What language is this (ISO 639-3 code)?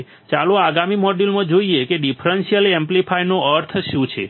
guj